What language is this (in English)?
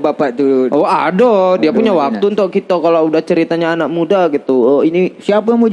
Indonesian